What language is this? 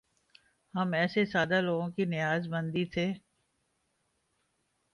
Urdu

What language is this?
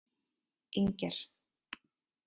Icelandic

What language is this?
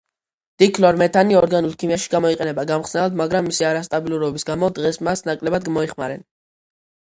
Georgian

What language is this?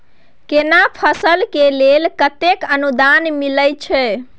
Maithili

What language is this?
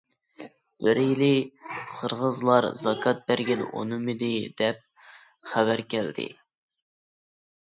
Uyghur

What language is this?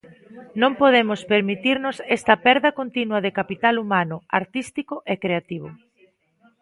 Galician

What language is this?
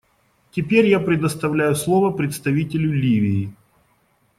Russian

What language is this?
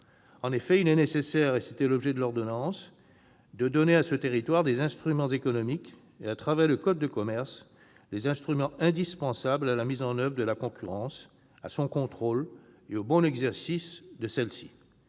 French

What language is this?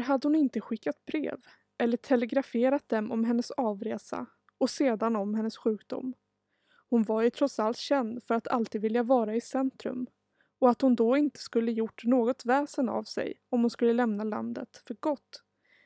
Swedish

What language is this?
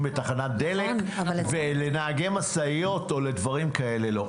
Hebrew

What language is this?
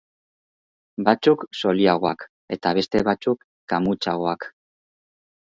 Basque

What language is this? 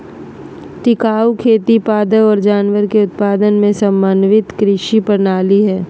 Magahi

